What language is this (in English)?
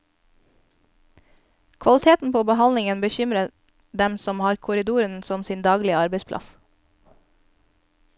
Norwegian